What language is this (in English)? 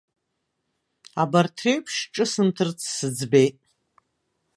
Abkhazian